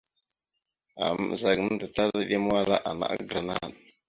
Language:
Mada (Cameroon)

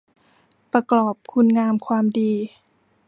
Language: Thai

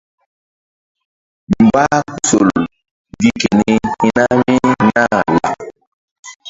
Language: Mbum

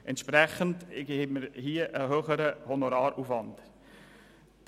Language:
Swiss German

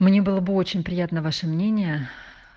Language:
Russian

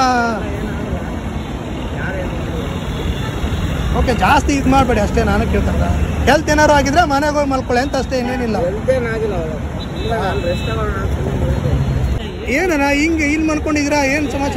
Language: Arabic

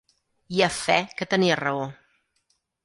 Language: Catalan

